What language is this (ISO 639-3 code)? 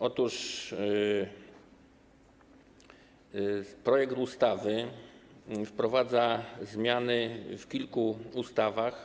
pol